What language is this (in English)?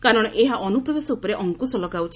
Odia